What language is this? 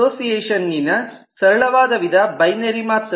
Kannada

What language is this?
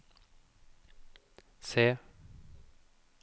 Norwegian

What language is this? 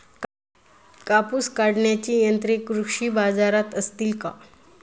Marathi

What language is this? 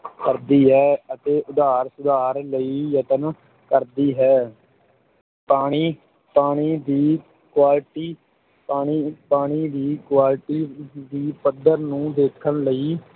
Punjabi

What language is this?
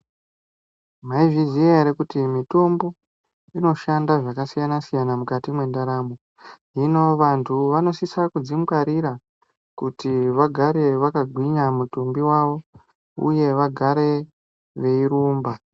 Ndau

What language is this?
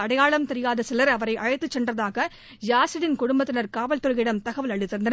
Tamil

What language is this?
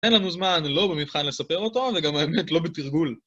Hebrew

